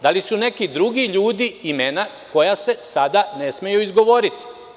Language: Serbian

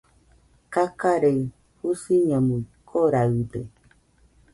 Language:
Nüpode Huitoto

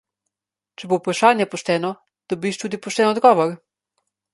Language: Slovenian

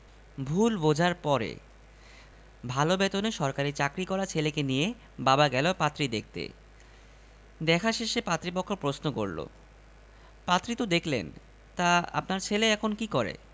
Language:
Bangla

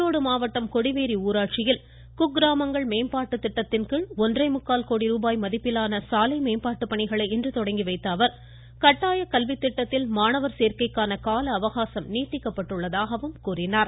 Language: Tamil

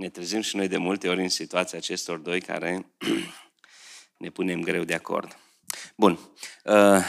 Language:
Romanian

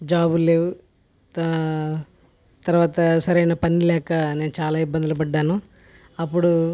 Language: Telugu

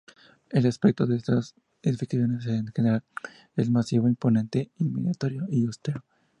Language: Spanish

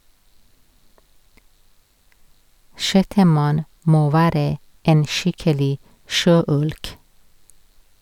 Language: Norwegian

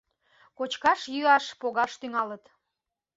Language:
Mari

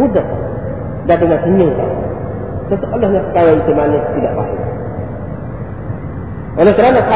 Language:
Malay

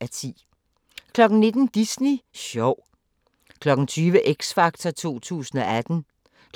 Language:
Danish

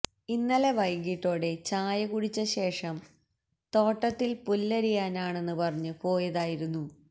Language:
Malayalam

